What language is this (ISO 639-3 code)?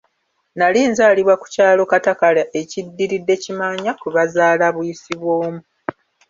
lug